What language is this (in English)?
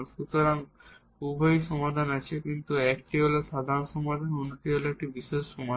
Bangla